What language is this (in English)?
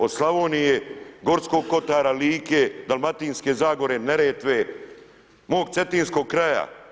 Croatian